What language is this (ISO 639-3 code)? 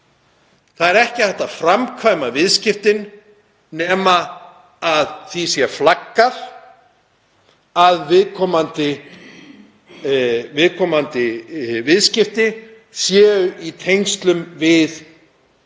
isl